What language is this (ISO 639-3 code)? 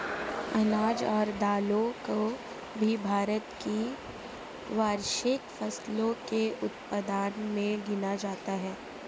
hin